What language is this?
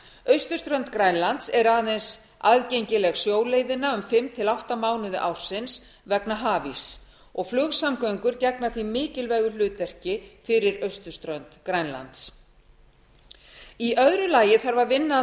Icelandic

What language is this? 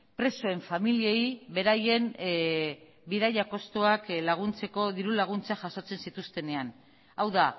Basque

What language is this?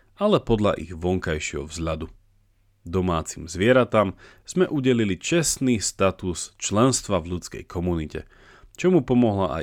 Slovak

